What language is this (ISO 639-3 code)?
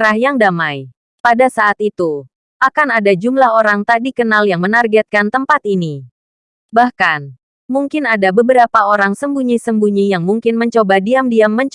ind